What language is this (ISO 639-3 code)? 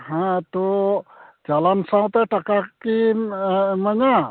sat